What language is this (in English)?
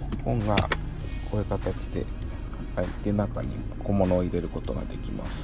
Japanese